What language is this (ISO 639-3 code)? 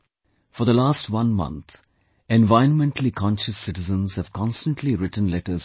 eng